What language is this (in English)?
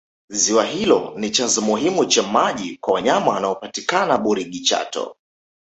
Swahili